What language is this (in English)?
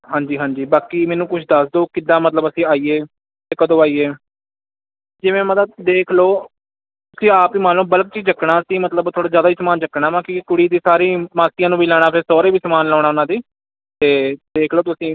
Punjabi